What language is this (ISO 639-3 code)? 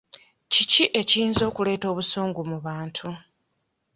lug